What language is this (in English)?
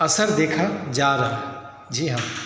Hindi